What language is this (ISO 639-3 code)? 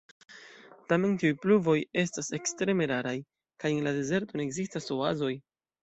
epo